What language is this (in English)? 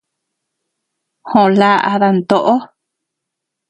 Tepeuxila Cuicatec